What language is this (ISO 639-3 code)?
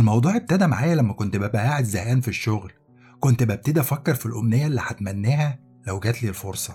ara